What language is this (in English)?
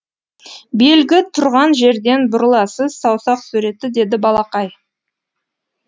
Kazakh